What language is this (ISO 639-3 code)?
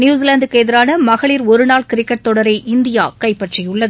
tam